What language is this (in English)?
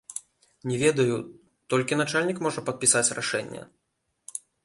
Belarusian